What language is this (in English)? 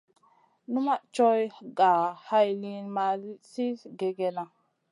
Masana